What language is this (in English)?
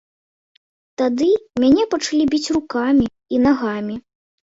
Belarusian